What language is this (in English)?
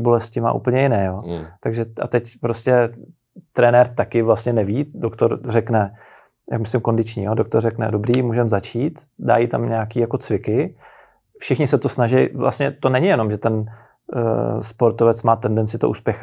Czech